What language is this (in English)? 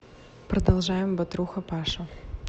Russian